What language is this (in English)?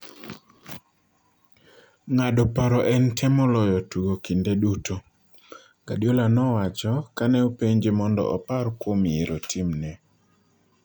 Luo (Kenya and Tanzania)